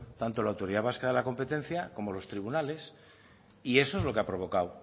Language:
Spanish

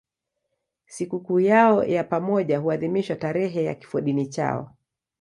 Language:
Swahili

